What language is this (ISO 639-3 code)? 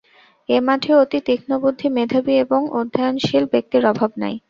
ben